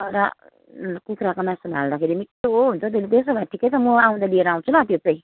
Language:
Nepali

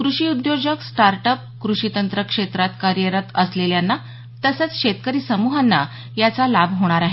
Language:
Marathi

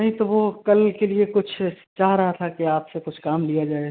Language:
Urdu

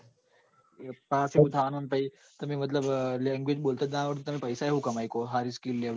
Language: Gujarati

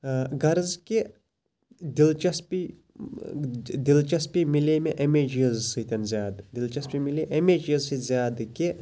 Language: Kashmiri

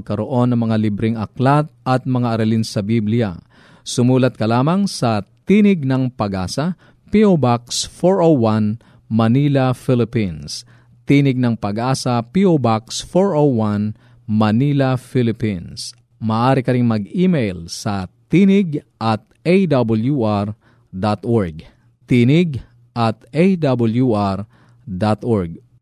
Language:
Filipino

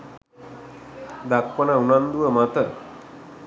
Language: Sinhala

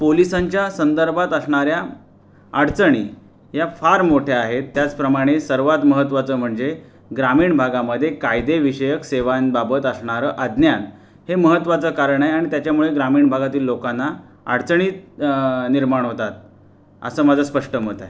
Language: Marathi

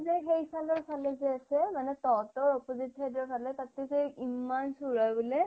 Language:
Assamese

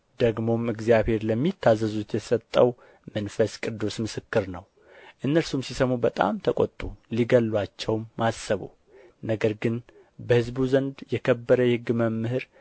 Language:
Amharic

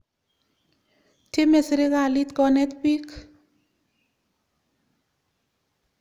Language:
Kalenjin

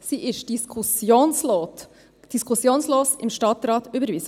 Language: Swiss German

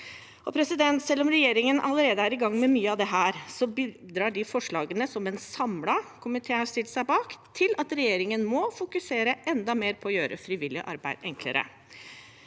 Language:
Norwegian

